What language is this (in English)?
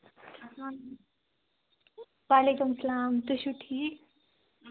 Kashmiri